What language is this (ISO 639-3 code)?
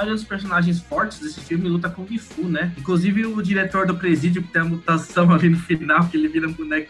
por